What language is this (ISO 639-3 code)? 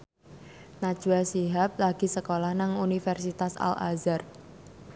jav